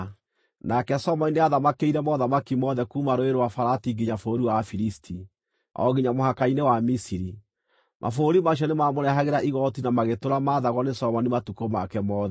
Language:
Kikuyu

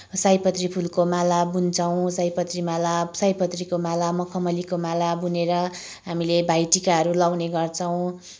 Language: Nepali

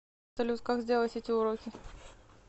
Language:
Russian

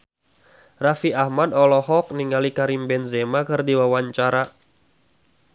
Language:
Sundanese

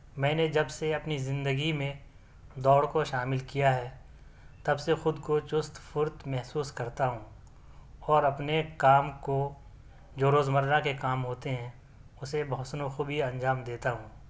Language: Urdu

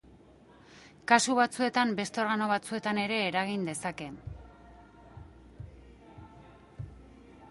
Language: Basque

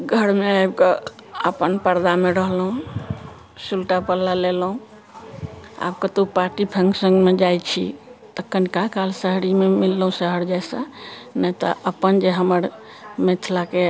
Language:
Maithili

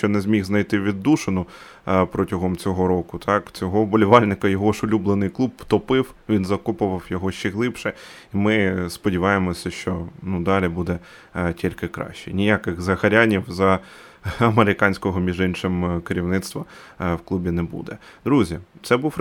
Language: Ukrainian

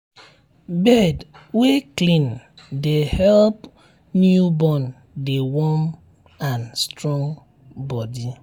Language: Nigerian Pidgin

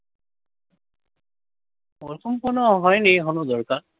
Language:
Bangla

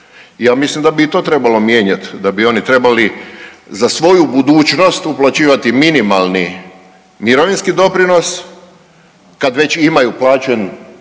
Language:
Croatian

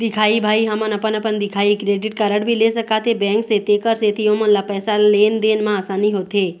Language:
Chhattisgarhi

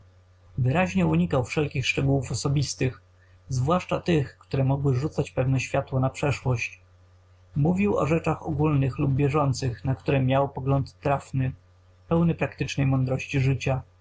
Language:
Polish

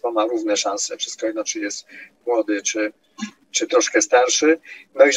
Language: Polish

